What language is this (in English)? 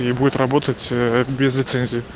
Russian